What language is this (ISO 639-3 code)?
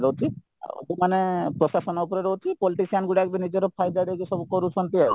ori